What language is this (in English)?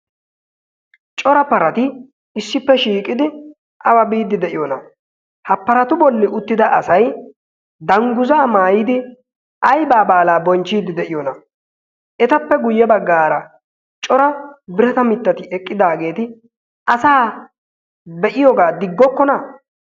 Wolaytta